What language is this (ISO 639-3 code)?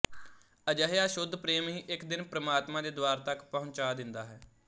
pan